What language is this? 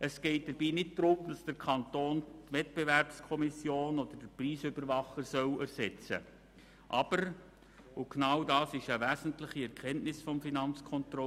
Swiss German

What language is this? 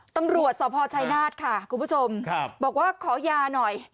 Thai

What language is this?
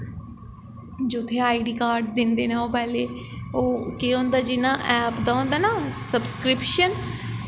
Dogri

